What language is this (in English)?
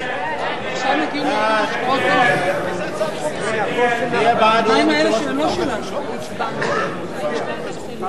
Hebrew